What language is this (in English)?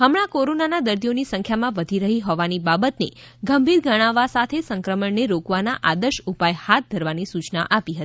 Gujarati